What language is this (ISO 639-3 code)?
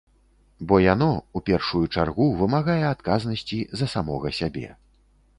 bel